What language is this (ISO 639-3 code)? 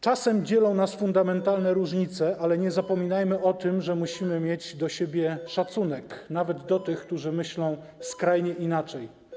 pol